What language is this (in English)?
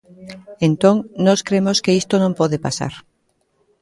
Galician